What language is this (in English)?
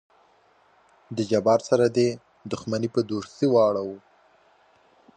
Pashto